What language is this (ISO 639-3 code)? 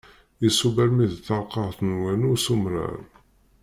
kab